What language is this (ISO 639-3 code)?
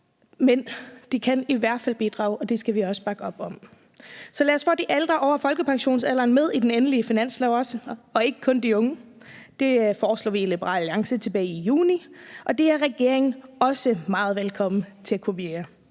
dan